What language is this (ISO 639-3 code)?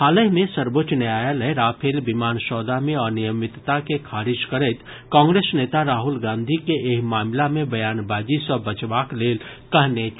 mai